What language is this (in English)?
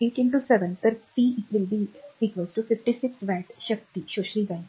Marathi